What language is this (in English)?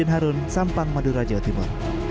Indonesian